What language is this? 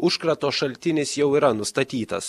Lithuanian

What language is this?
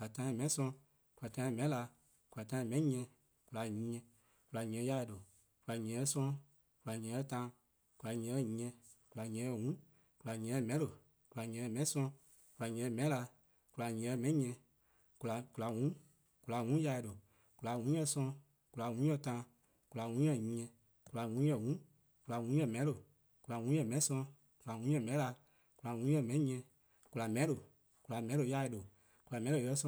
Eastern Krahn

